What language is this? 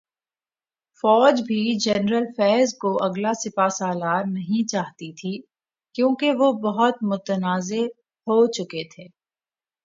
Urdu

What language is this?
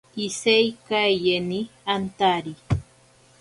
Ashéninka Perené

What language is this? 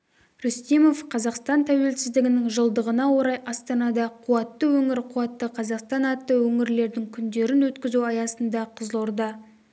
Kazakh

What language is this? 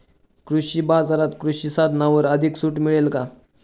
Marathi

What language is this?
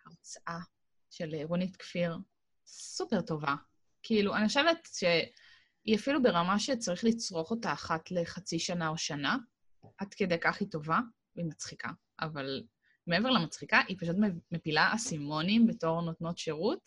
Hebrew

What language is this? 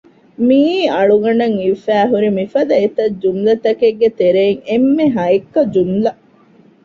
Divehi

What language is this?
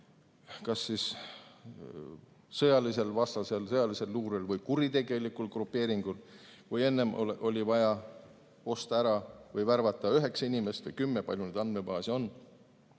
Estonian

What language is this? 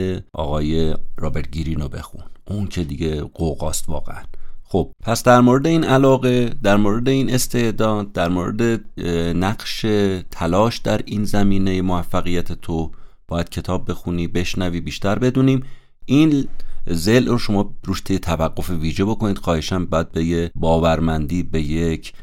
Persian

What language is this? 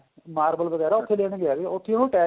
Punjabi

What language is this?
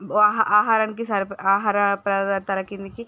Telugu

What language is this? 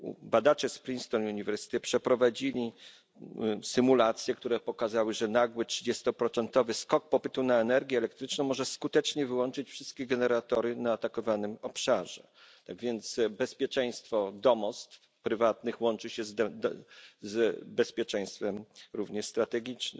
Polish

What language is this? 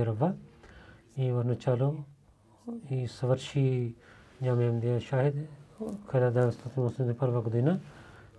Bulgarian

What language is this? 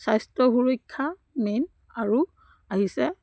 Assamese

